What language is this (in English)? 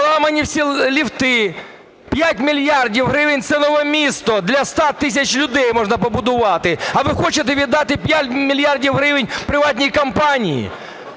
Ukrainian